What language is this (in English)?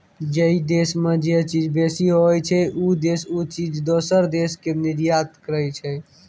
Maithili